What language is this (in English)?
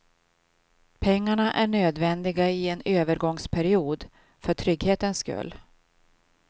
Swedish